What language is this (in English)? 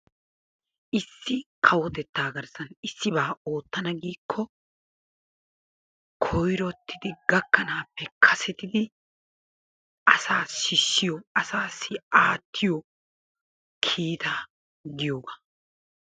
Wolaytta